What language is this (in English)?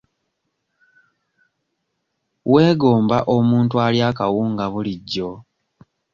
Ganda